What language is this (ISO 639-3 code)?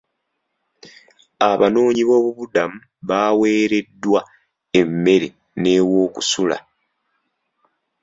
lug